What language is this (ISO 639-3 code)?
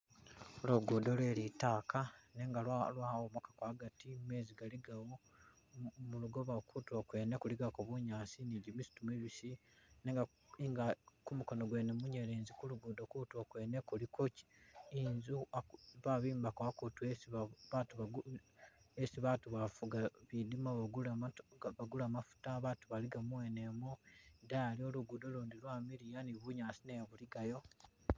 myx